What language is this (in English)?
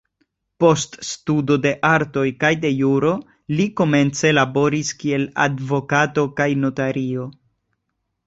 Esperanto